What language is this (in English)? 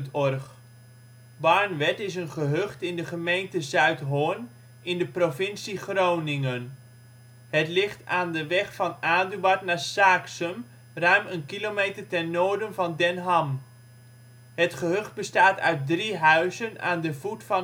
Dutch